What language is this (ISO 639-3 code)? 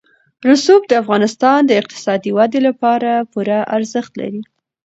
pus